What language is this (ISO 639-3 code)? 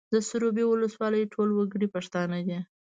pus